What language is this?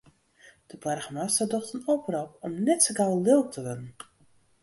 Western Frisian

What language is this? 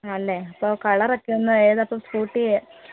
Malayalam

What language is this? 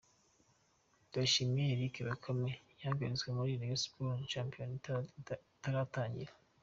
Kinyarwanda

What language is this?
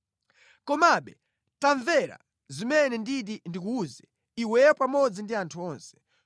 Nyanja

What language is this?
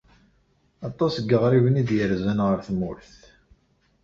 Kabyle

